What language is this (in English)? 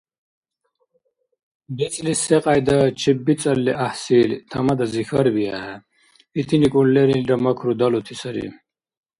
Dargwa